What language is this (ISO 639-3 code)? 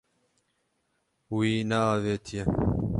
kur